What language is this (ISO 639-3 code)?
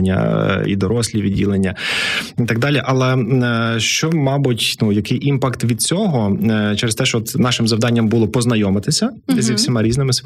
ukr